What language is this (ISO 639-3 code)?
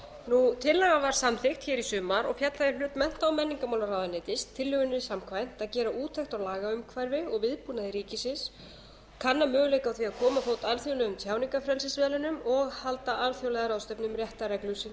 isl